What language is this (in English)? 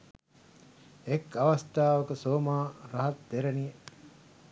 Sinhala